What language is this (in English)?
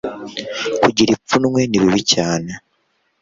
Kinyarwanda